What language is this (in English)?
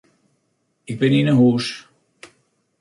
Western Frisian